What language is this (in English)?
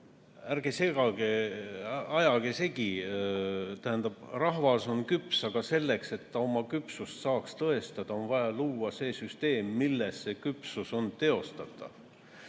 Estonian